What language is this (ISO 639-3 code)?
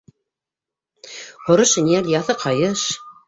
bak